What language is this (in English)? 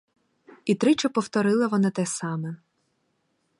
Ukrainian